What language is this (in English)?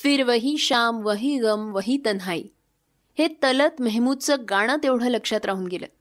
Marathi